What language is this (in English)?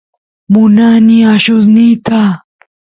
Santiago del Estero Quichua